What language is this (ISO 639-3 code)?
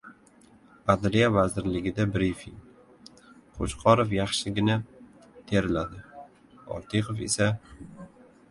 uzb